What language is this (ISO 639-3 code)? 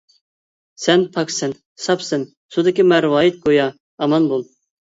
uig